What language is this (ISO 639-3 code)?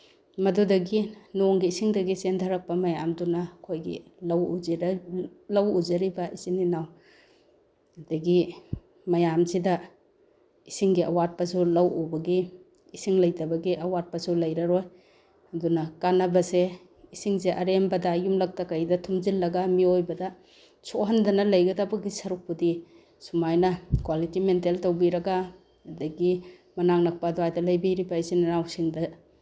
mni